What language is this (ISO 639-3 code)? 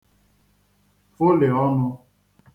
ibo